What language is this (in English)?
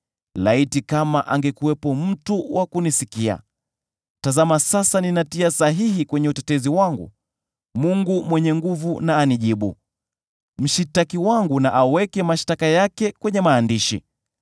Swahili